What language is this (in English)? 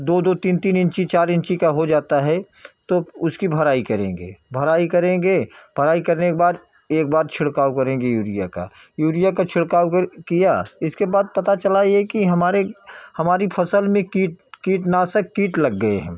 Hindi